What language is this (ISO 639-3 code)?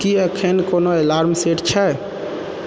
mai